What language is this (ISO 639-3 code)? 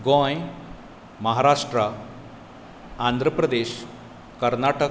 kok